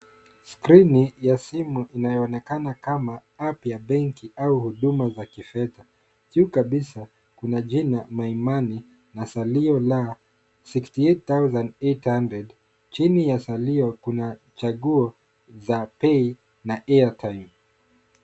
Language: Swahili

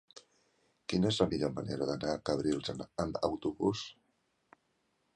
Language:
Catalan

